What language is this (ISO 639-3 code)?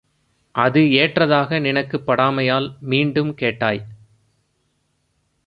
tam